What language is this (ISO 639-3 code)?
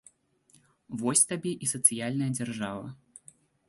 bel